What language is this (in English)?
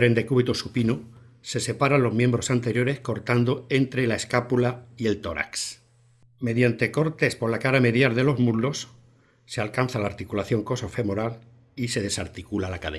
Spanish